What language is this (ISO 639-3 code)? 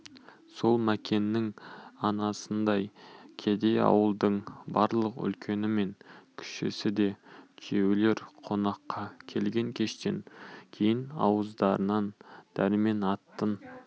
kaz